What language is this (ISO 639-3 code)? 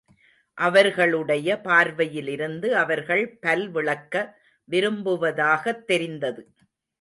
tam